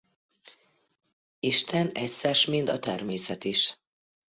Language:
Hungarian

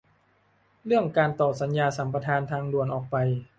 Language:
Thai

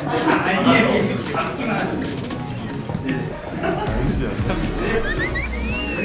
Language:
Korean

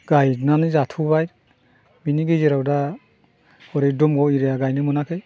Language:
Bodo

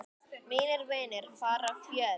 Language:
Icelandic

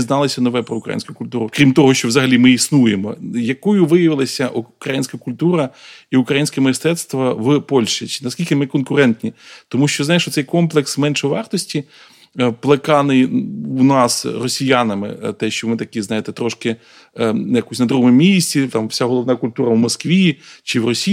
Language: Ukrainian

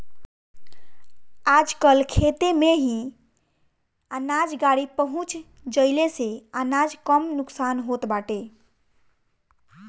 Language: Bhojpuri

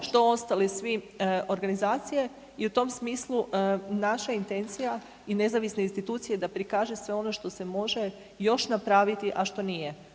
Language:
Croatian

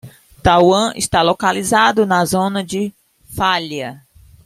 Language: Portuguese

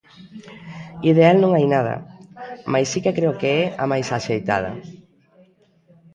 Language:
Galician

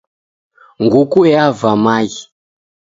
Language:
Taita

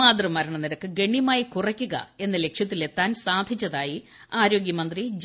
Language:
Malayalam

